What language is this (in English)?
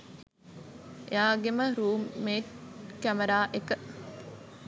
Sinhala